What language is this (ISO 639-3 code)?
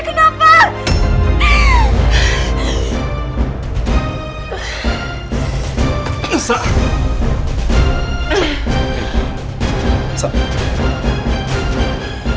ind